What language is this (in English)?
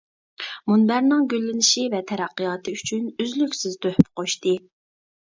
Uyghur